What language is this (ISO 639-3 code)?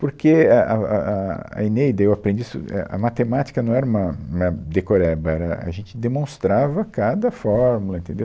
por